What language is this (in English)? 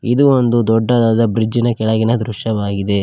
Kannada